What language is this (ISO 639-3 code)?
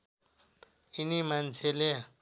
nep